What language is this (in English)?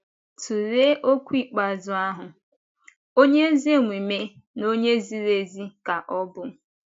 Igbo